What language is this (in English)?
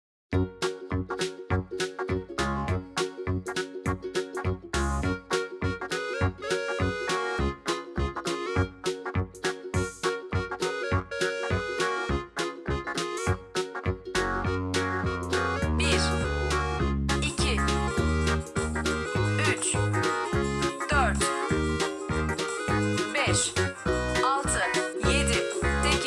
Turkish